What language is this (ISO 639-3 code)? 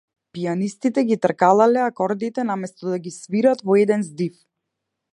mkd